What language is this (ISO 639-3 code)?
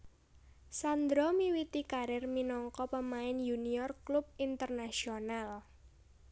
jav